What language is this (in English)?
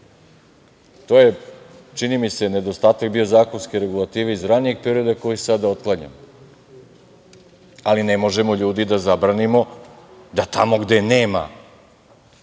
Serbian